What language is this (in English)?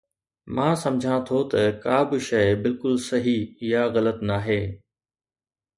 Sindhi